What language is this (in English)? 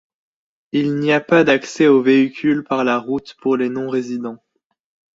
French